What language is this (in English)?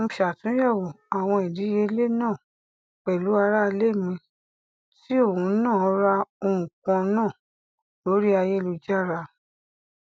Yoruba